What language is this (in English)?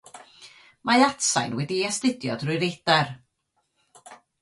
Welsh